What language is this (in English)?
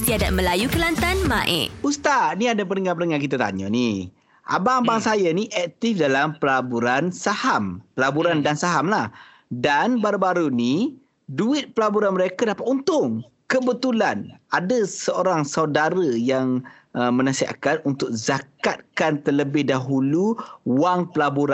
Malay